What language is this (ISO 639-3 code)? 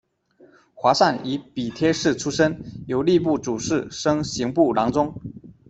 zho